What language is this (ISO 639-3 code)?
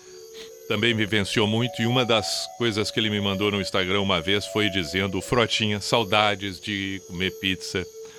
por